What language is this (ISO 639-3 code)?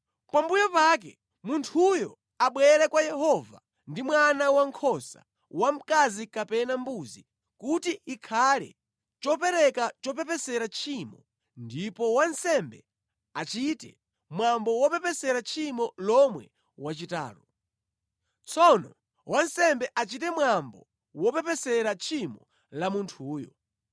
nya